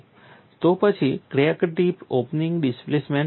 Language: Gujarati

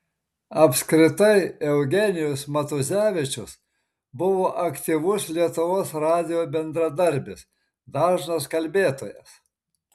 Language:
Lithuanian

